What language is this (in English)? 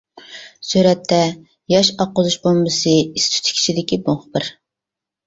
Uyghur